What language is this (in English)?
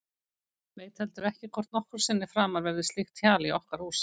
Icelandic